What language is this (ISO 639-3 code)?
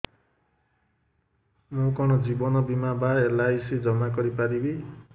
ori